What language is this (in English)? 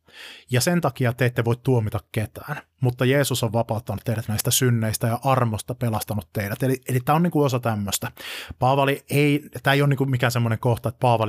Finnish